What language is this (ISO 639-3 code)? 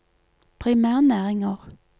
nor